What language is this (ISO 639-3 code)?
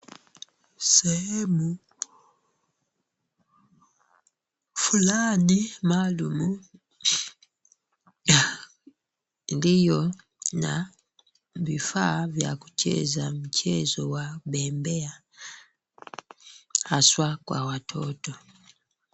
swa